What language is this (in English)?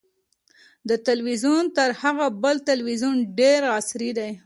Pashto